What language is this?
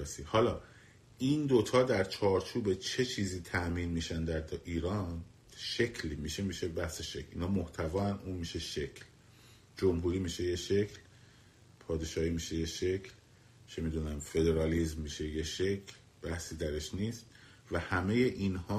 Persian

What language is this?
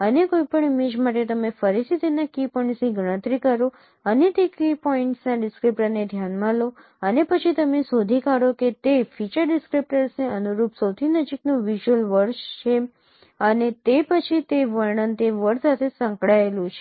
Gujarati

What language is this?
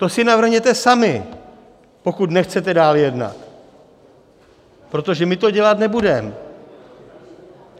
Czech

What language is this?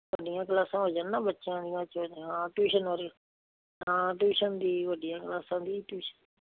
Punjabi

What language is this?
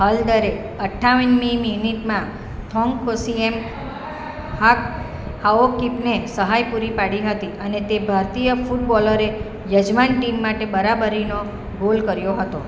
Gujarati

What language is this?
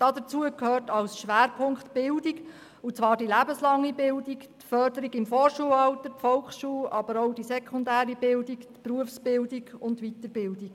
Swiss German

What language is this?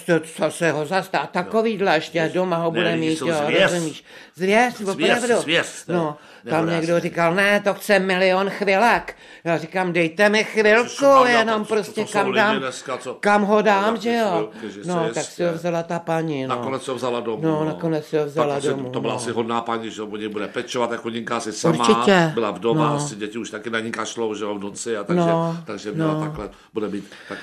Czech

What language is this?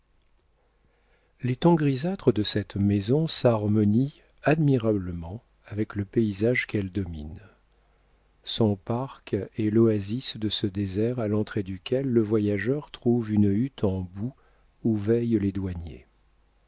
French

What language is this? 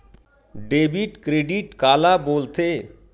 Chhattisgarhi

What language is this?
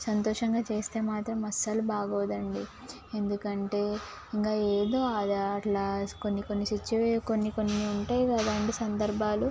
Telugu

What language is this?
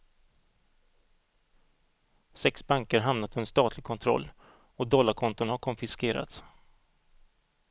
Swedish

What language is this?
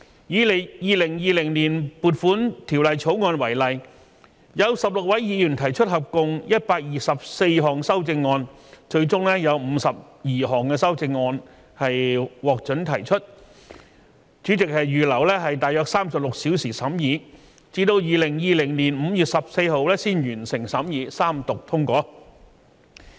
Cantonese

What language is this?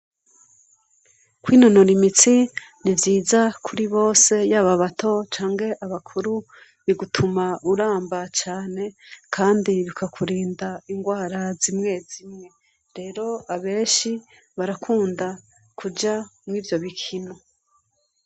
Rundi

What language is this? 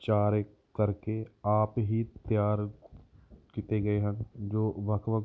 Punjabi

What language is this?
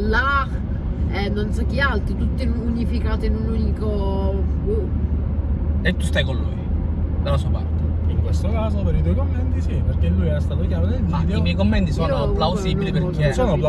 Italian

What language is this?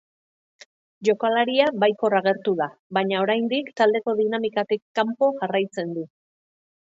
Basque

